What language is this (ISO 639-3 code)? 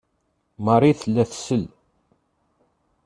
kab